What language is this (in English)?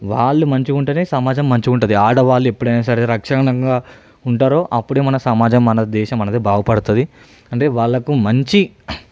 Telugu